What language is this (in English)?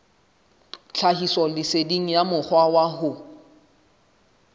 Southern Sotho